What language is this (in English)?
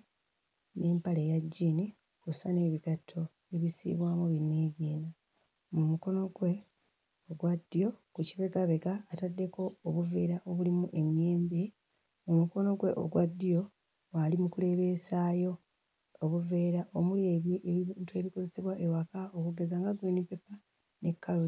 Ganda